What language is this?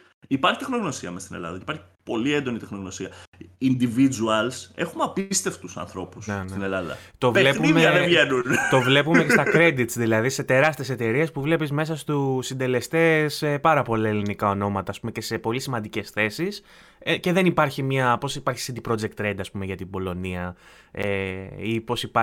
Greek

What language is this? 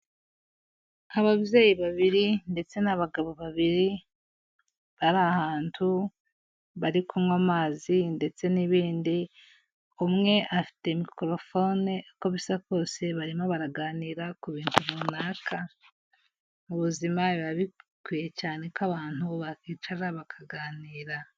Kinyarwanda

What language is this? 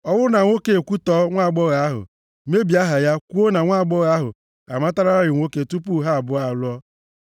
Igbo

